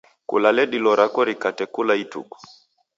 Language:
Taita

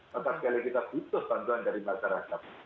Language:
Indonesian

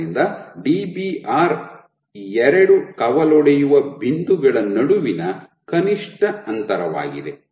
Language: Kannada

